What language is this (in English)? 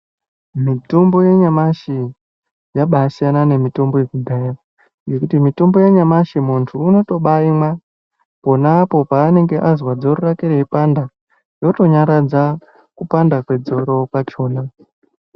Ndau